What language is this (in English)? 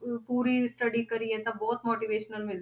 Punjabi